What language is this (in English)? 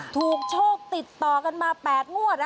Thai